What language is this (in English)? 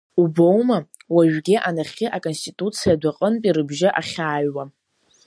Abkhazian